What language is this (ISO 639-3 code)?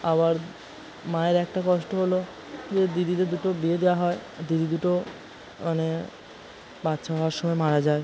ben